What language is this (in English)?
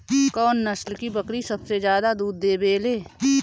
Bhojpuri